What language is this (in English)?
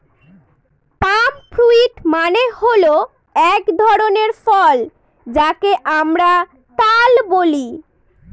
Bangla